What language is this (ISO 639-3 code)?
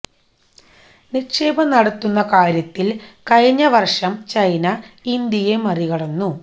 mal